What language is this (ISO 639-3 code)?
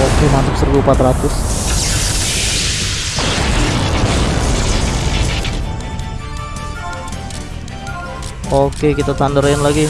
ind